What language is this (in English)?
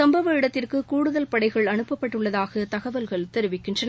Tamil